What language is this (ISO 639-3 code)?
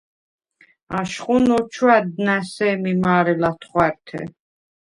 sva